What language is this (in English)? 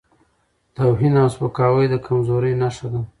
Pashto